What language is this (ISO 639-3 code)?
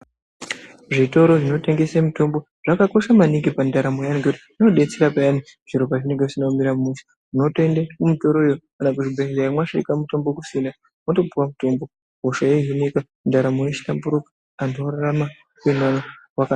ndc